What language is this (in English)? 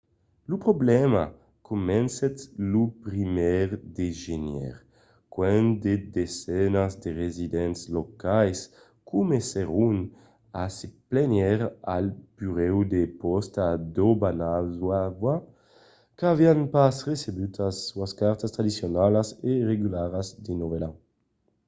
Occitan